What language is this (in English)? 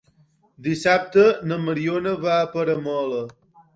Catalan